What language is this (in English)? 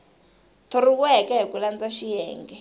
Tsonga